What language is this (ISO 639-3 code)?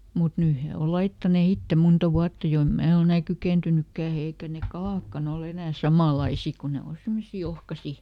fin